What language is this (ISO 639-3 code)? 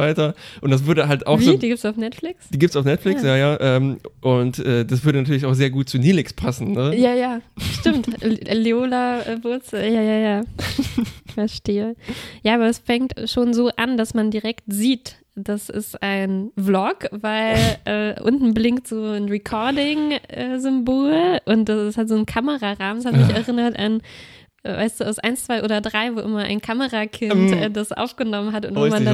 deu